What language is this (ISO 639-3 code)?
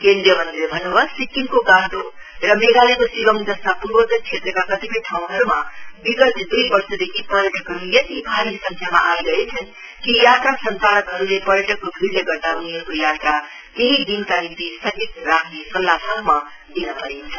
nep